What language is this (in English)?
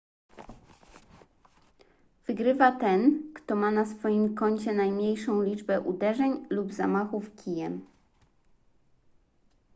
Polish